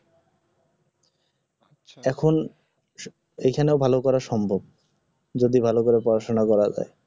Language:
Bangla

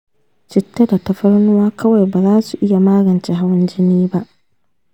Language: Hausa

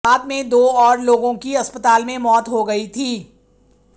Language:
Hindi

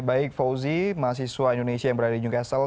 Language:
Indonesian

